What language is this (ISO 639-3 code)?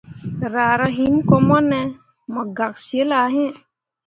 mua